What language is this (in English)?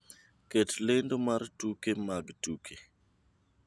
Luo (Kenya and Tanzania)